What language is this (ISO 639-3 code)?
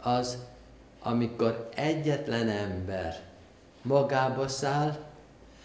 hun